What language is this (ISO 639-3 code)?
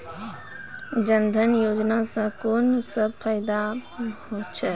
mai